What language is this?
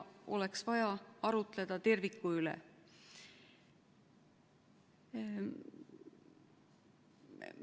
Estonian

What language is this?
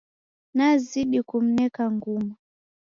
Taita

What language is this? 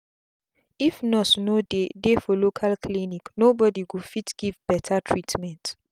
Nigerian Pidgin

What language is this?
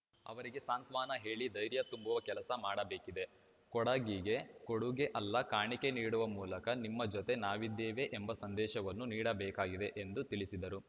Kannada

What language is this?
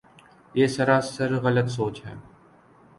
Urdu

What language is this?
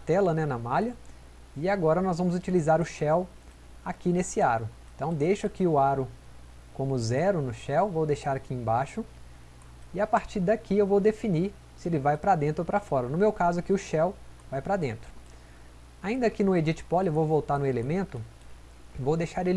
Portuguese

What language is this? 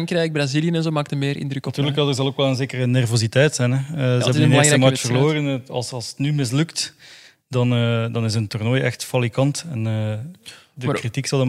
Dutch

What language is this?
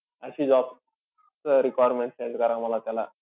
Marathi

